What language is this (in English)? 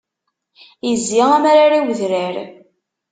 Kabyle